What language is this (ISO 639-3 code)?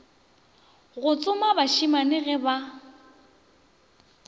nso